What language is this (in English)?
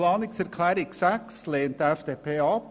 Swiss German